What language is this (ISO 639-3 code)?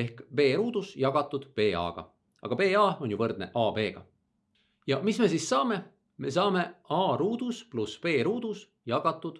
est